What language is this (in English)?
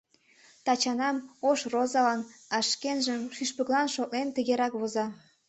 Mari